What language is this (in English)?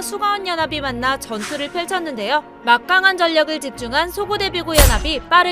Korean